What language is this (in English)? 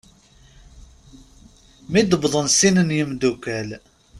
Kabyle